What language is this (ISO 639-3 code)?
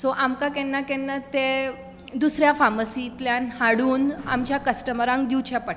kok